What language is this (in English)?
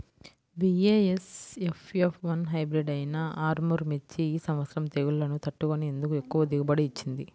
Telugu